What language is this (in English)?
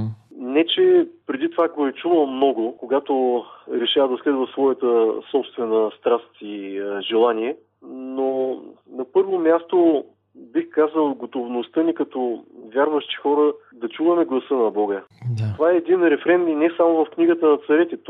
Bulgarian